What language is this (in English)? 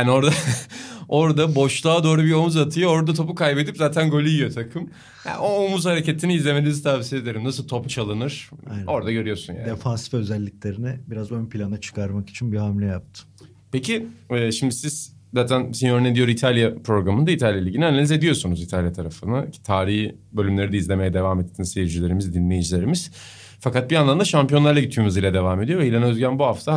Turkish